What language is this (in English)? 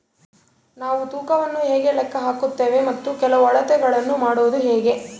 Kannada